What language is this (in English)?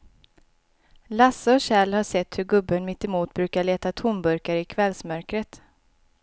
Swedish